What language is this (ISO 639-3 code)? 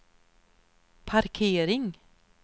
swe